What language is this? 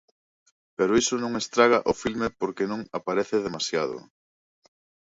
Galician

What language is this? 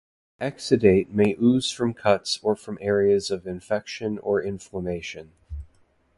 English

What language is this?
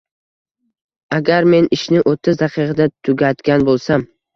Uzbek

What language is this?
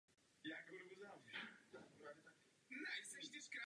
Czech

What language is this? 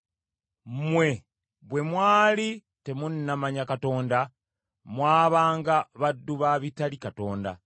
Ganda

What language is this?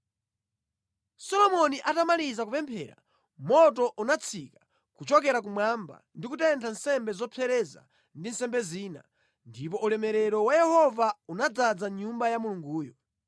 Nyanja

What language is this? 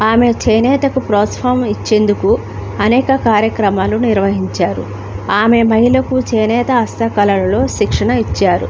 Telugu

